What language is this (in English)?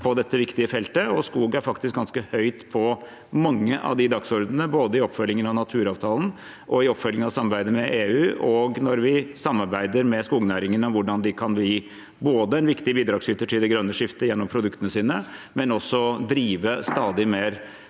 Norwegian